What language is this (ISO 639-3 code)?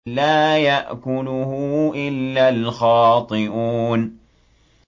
ara